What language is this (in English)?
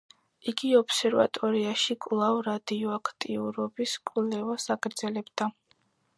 Georgian